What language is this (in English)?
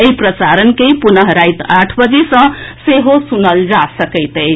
Maithili